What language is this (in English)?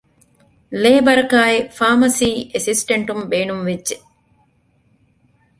Divehi